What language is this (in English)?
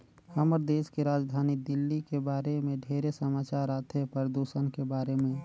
Chhattisgarhi